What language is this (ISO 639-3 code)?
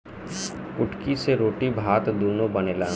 bho